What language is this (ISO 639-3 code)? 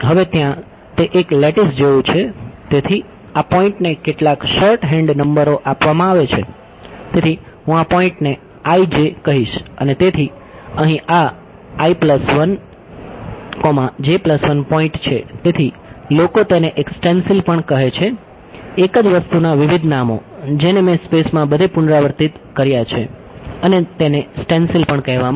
guj